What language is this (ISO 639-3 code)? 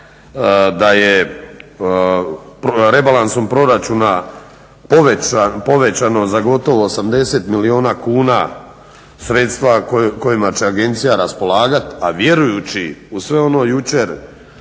hrv